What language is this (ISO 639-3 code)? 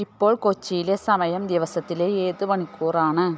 mal